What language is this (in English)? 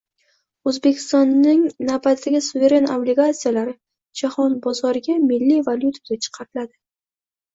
Uzbek